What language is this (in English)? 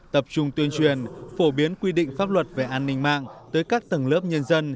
Vietnamese